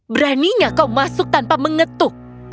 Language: Indonesian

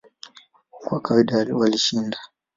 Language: Swahili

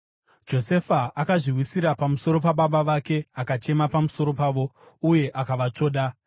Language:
Shona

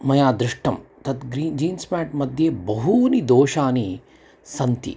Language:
Sanskrit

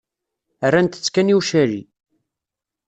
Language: Kabyle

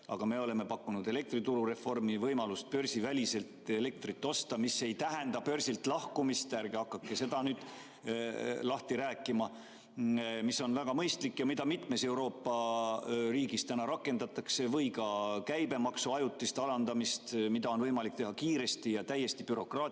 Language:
Estonian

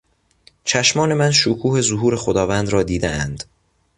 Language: Persian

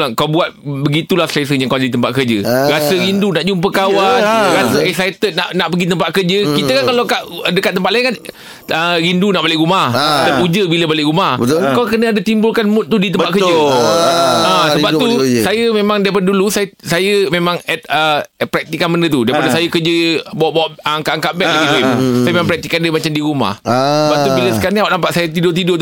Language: Malay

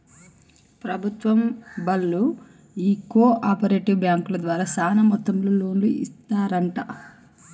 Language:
Telugu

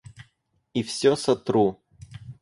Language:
Russian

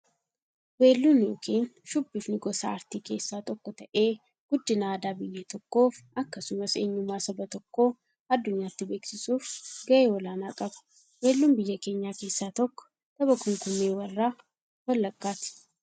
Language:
Oromo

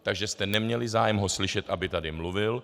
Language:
Czech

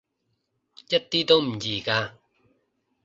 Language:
Cantonese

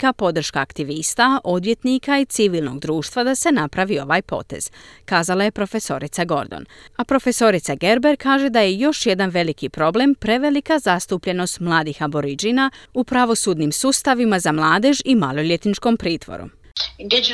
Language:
Croatian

